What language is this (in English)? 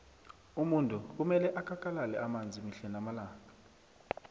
South Ndebele